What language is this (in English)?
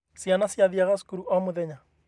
Kikuyu